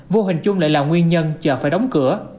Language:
Vietnamese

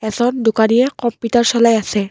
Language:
Assamese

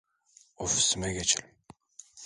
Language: Turkish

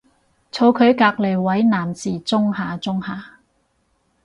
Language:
Cantonese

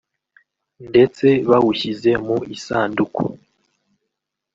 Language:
Kinyarwanda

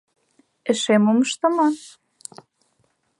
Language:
Mari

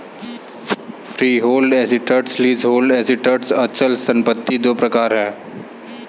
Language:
Hindi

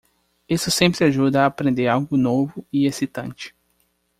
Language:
Portuguese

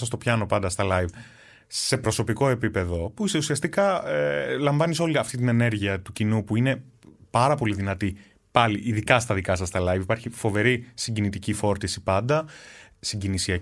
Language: Greek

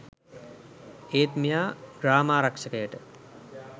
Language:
Sinhala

